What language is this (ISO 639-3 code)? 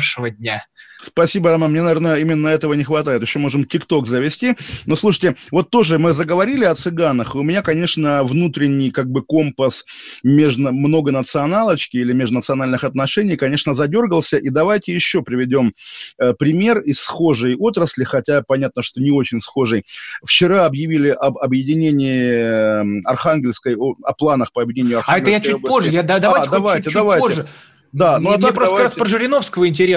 rus